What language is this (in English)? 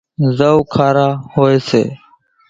Kachi Koli